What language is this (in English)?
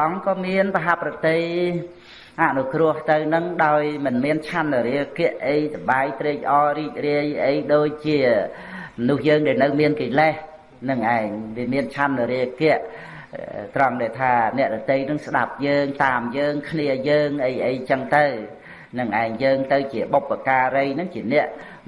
Vietnamese